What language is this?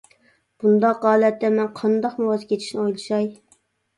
Uyghur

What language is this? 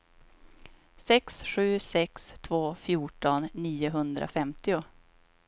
Swedish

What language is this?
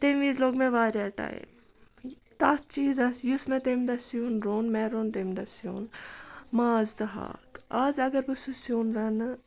Kashmiri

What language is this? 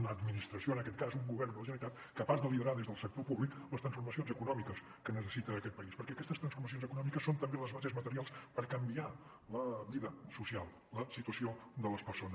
Catalan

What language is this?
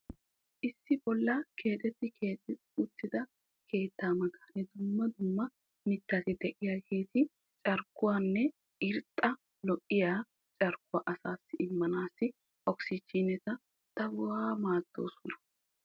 Wolaytta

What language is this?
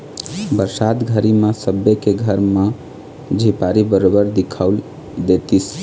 Chhattisgarhi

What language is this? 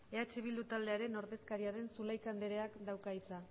Basque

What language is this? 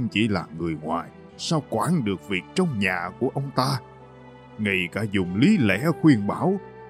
Vietnamese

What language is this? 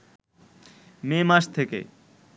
Bangla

